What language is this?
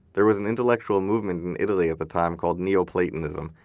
English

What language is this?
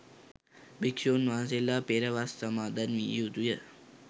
Sinhala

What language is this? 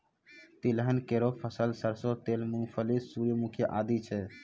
Maithili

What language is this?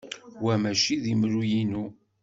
Kabyle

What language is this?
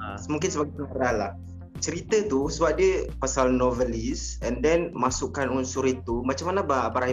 Malay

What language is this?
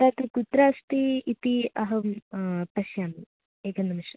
Sanskrit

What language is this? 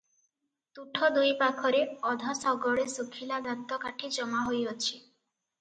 Odia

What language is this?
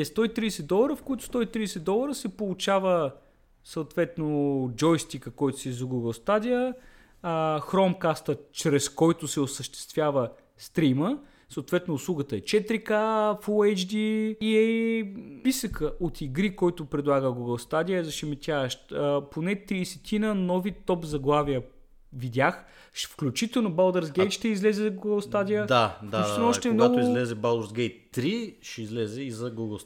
Bulgarian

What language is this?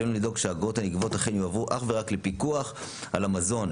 Hebrew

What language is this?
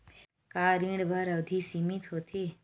Chhattisgarhi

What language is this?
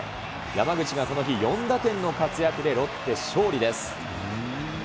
Japanese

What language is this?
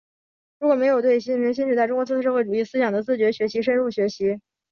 Chinese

